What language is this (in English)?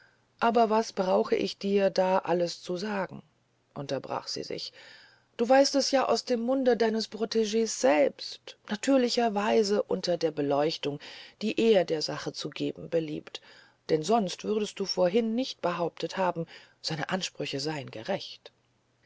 German